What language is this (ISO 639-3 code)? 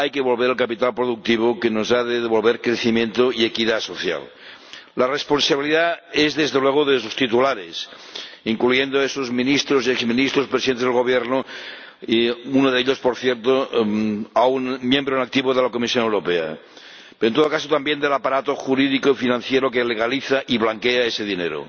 spa